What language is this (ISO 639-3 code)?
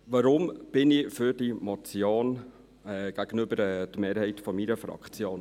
gsw